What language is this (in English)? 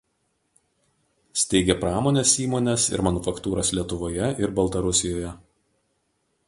Lithuanian